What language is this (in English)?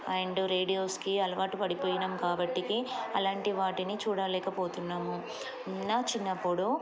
Telugu